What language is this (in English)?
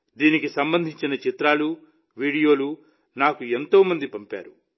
Telugu